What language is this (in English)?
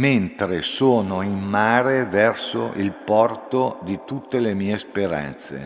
Italian